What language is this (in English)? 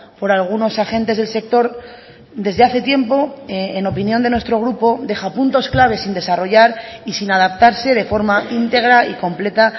Spanish